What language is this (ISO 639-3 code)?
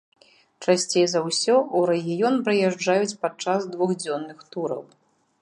bel